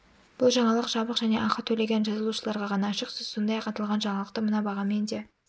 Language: Kazakh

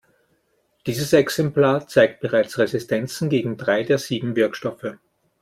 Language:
German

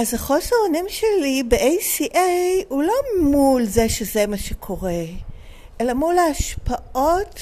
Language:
Hebrew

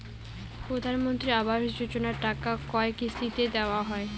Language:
Bangla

